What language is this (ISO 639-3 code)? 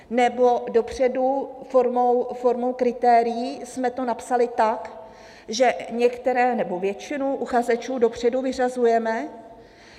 ces